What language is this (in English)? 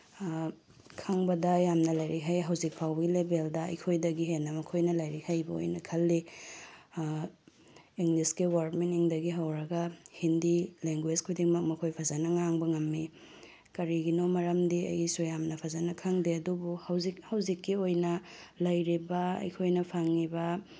Manipuri